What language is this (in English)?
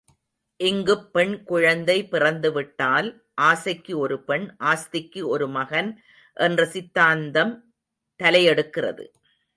Tamil